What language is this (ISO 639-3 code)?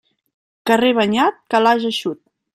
cat